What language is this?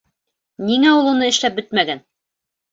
Bashkir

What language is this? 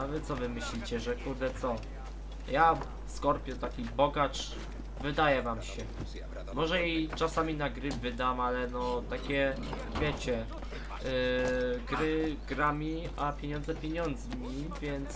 Polish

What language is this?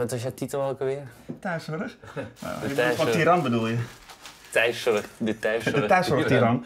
Dutch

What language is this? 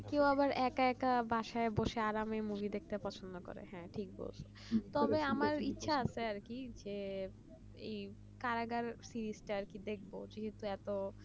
Bangla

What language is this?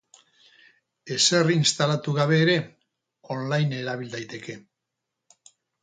Basque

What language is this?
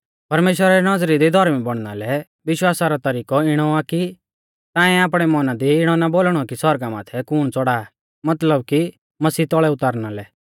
Mahasu Pahari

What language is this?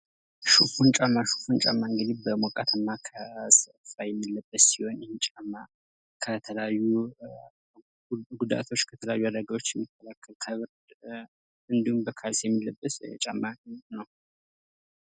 Amharic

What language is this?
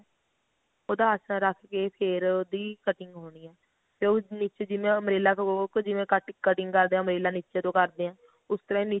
Punjabi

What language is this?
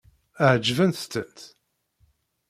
Kabyle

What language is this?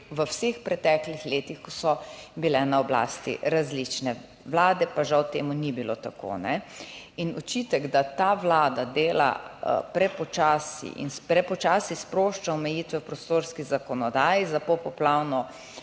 Slovenian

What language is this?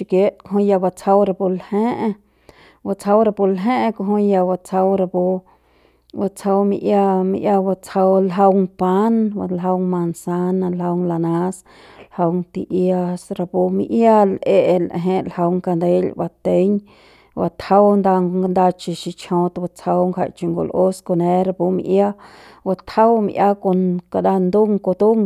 Central Pame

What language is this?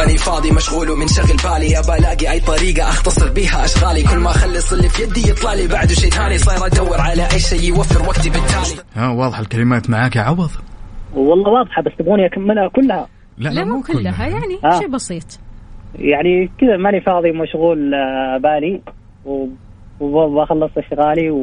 Arabic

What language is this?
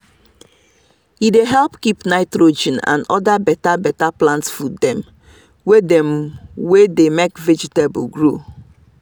Nigerian Pidgin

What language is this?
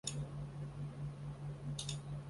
Chinese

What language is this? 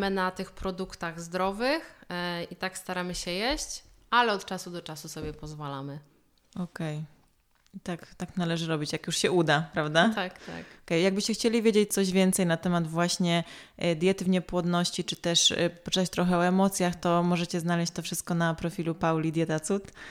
Polish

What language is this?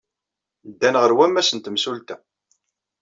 Kabyle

